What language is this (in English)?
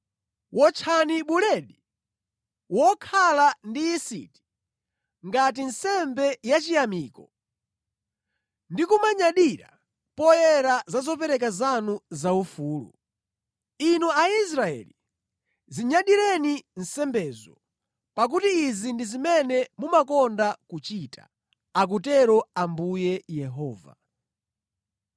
Nyanja